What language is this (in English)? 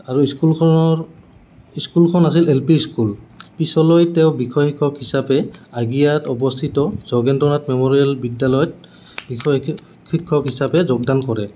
Assamese